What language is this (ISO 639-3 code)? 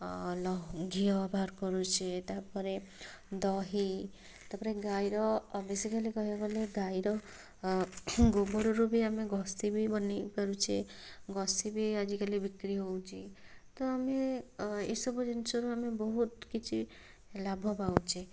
ori